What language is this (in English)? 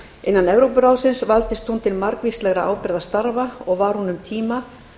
Icelandic